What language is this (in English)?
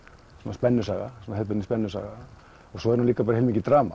Icelandic